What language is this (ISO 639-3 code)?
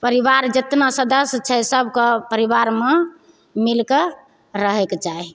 mai